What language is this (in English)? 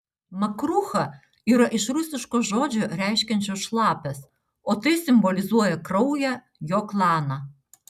Lithuanian